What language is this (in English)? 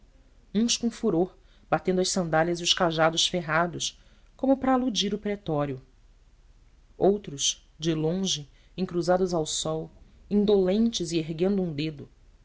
Portuguese